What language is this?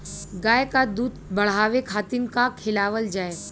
Bhojpuri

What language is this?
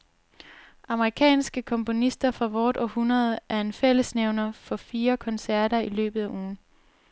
Danish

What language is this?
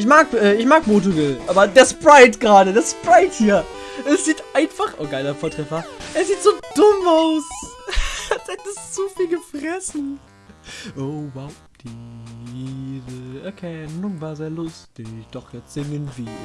German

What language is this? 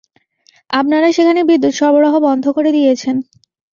Bangla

